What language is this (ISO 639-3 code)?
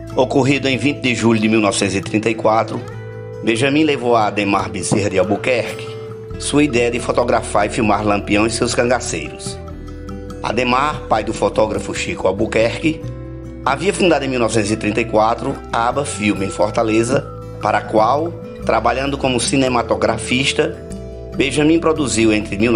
por